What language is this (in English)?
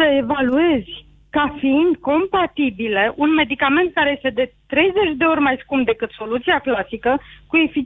Romanian